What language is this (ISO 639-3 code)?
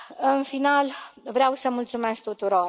ron